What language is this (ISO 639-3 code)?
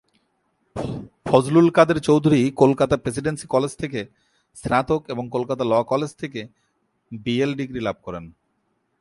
ben